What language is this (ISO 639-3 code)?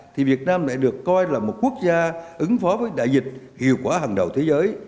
vie